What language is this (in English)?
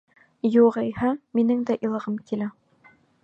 Bashkir